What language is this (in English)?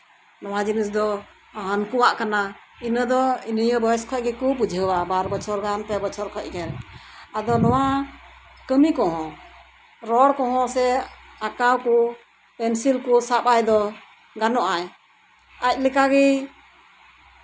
Santali